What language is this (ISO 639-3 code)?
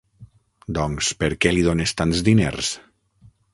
cat